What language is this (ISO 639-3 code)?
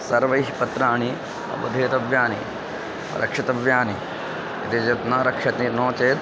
san